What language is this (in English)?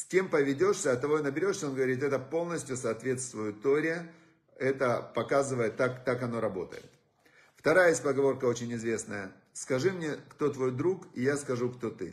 Russian